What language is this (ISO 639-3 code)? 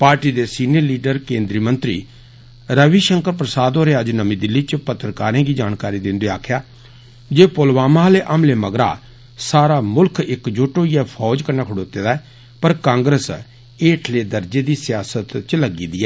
doi